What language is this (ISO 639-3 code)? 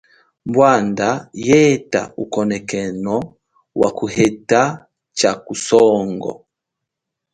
cjk